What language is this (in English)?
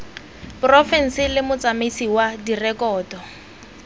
Tswana